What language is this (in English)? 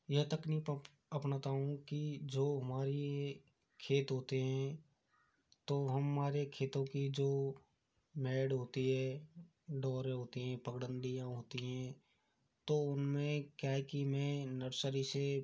Hindi